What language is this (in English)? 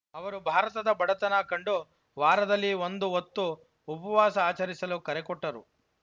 Kannada